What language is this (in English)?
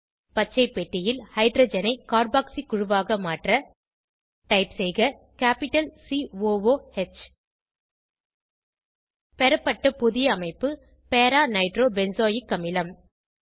Tamil